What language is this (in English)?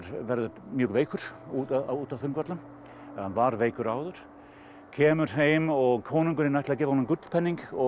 Icelandic